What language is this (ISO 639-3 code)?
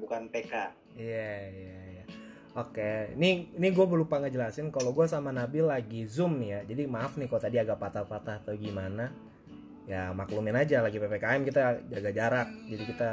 ind